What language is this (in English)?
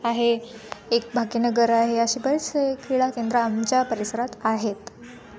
Marathi